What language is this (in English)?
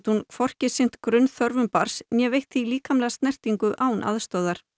Icelandic